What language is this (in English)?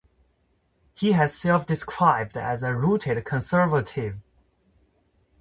English